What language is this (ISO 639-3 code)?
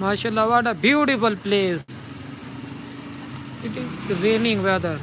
urd